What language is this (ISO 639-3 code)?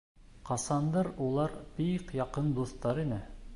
bak